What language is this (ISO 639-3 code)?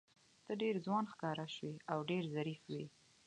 pus